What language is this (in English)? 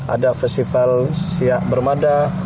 Indonesian